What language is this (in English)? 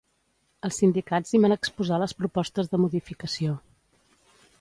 Catalan